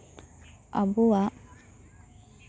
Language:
Santali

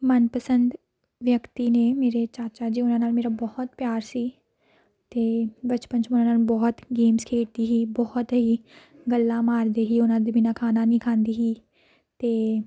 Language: Punjabi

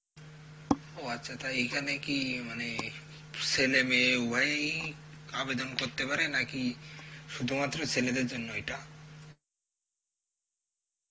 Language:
Bangla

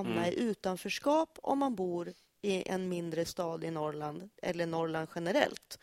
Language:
Swedish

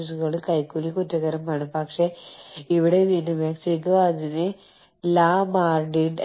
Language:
Malayalam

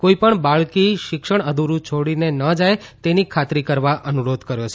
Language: Gujarati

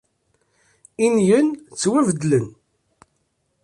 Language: Kabyle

